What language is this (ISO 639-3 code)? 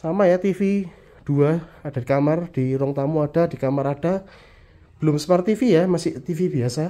ind